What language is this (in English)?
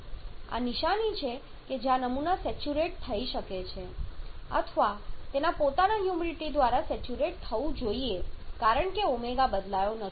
Gujarati